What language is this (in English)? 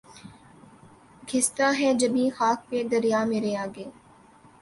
Urdu